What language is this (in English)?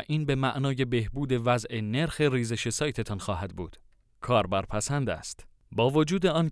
Persian